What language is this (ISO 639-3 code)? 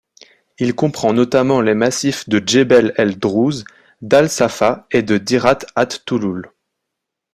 fra